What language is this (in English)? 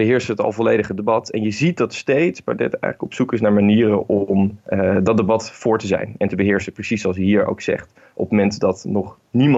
Dutch